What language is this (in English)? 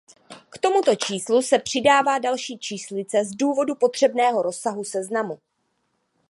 Czech